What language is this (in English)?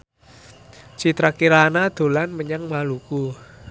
Javanese